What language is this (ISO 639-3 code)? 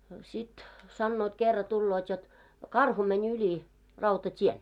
fin